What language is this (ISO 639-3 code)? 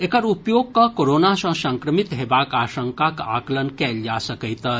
mai